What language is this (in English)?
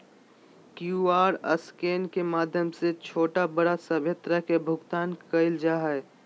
Magahi